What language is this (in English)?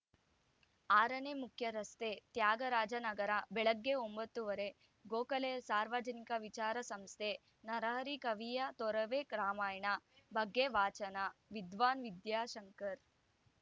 Kannada